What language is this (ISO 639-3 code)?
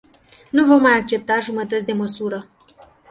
ron